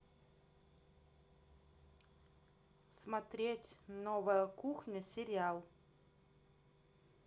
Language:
Russian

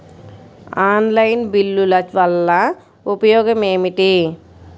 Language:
Telugu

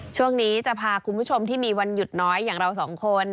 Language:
Thai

